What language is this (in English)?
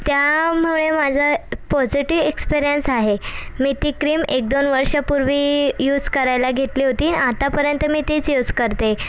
Marathi